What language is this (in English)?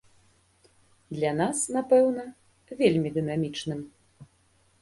Belarusian